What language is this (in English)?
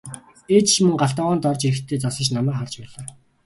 Mongolian